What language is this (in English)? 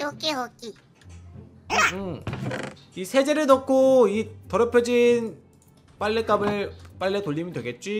Korean